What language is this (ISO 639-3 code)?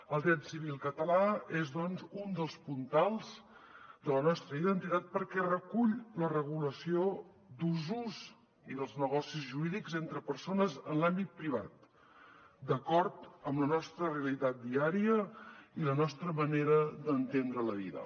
cat